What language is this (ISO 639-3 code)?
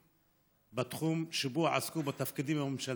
heb